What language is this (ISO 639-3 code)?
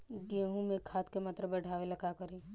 bho